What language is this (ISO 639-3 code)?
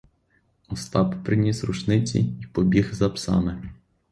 ukr